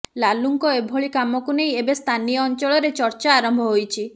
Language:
Odia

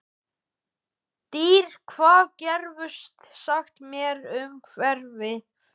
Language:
Icelandic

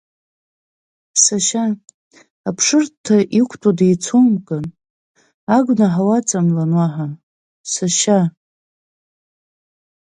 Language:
Abkhazian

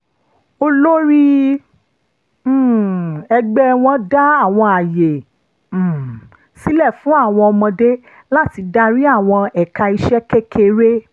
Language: Yoruba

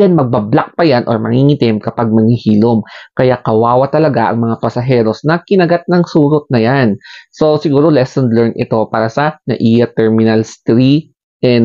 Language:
Filipino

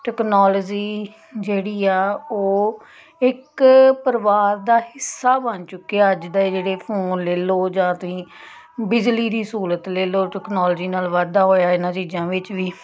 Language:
Punjabi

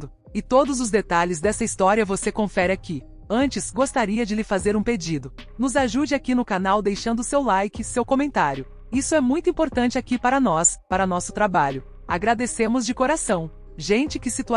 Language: Portuguese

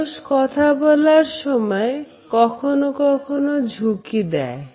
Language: Bangla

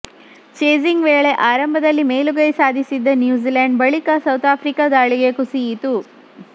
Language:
Kannada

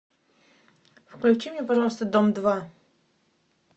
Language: Russian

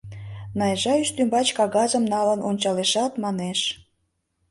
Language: Mari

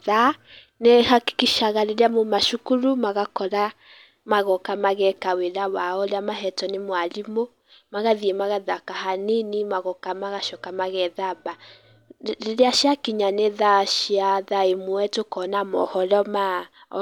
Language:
Kikuyu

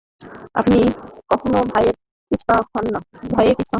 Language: Bangla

